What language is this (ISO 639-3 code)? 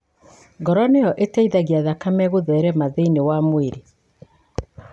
kik